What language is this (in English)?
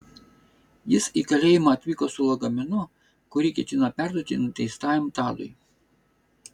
Lithuanian